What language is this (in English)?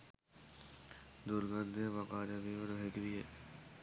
Sinhala